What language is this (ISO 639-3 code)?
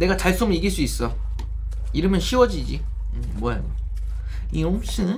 kor